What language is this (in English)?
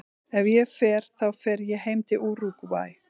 Icelandic